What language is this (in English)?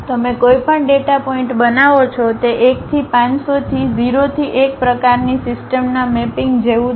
Gujarati